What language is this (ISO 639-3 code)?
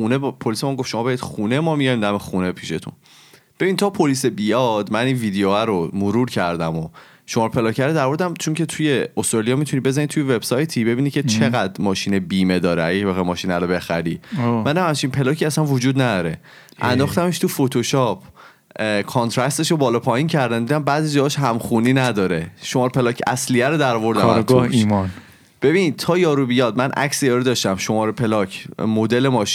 fas